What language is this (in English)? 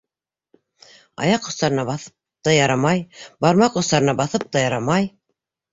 Bashkir